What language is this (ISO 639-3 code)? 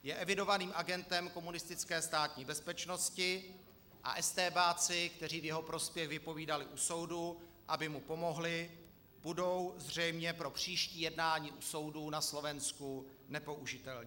ces